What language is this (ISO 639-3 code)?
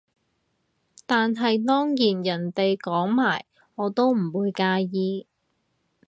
yue